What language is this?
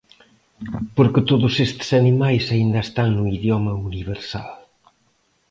Galician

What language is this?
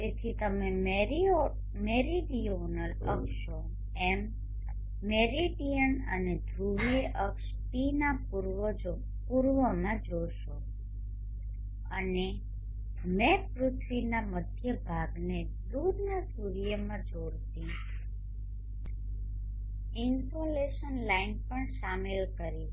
Gujarati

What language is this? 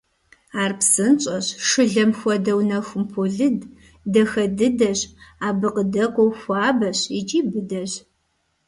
Kabardian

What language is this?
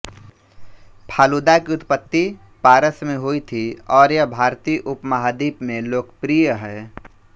Hindi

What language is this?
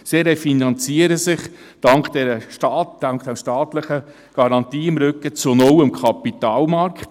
Swiss German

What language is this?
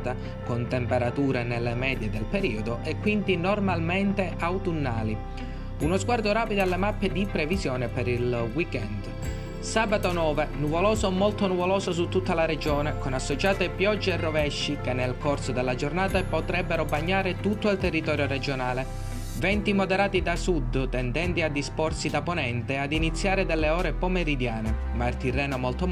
Italian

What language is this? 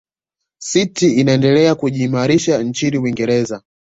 Swahili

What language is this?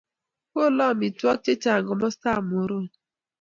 Kalenjin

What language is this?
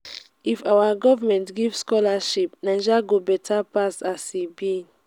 Nigerian Pidgin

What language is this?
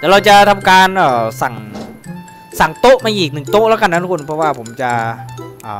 Thai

